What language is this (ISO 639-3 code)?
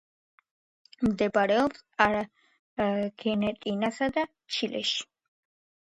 kat